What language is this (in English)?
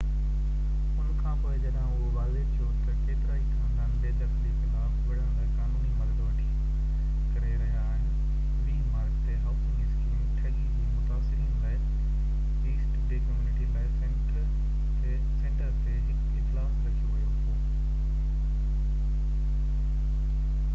Sindhi